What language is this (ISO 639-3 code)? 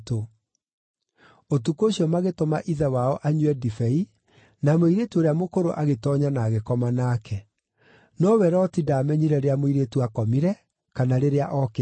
kik